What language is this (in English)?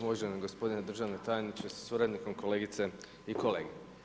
Croatian